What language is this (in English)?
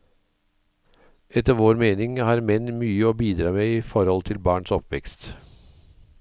Norwegian